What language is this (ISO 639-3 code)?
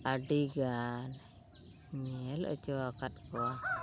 sat